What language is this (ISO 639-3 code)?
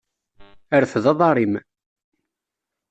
kab